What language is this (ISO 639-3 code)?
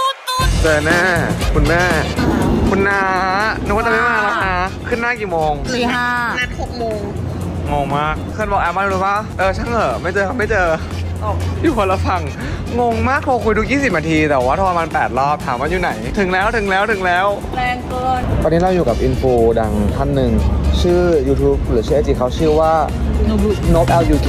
tha